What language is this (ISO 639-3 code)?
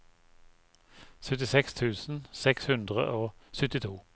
nor